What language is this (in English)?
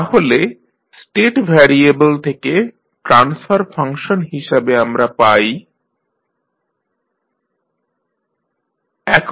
Bangla